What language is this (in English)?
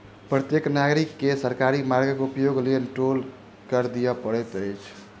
Maithili